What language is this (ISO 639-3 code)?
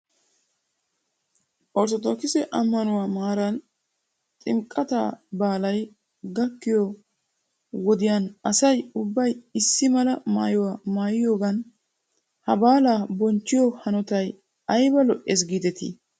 wal